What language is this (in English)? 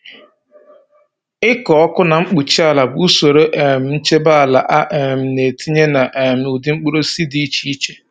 Igbo